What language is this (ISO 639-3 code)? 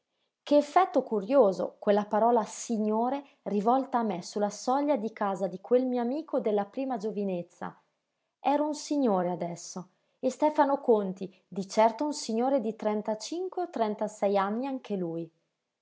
ita